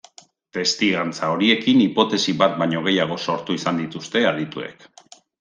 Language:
Basque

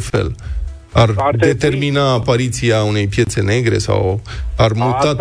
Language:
Romanian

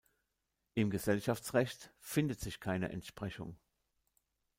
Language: German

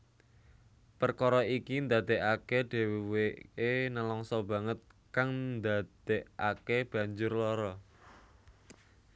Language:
Javanese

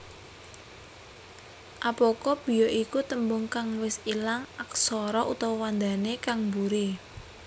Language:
Javanese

